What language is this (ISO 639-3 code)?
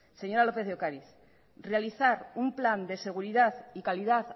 spa